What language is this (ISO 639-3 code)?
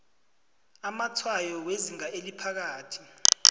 nbl